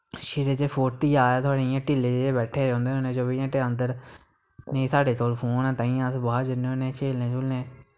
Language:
Dogri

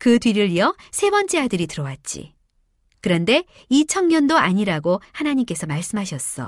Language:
Korean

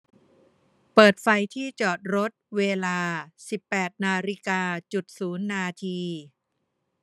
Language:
Thai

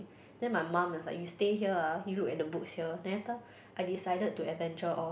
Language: English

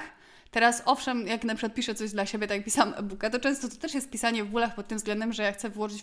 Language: Polish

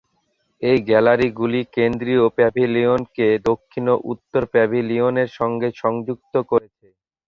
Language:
Bangla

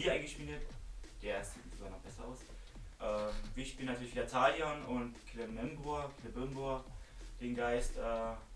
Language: German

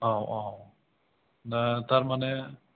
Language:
Bodo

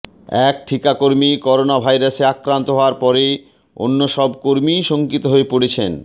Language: Bangla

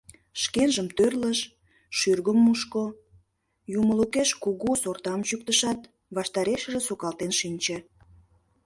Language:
Mari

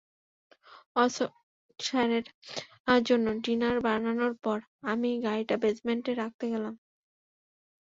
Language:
Bangla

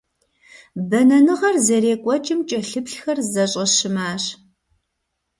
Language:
Kabardian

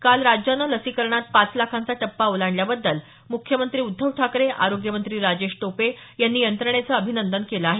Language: Marathi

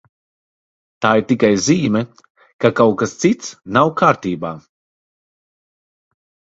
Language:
Latvian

